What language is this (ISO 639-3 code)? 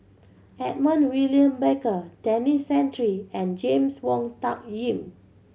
eng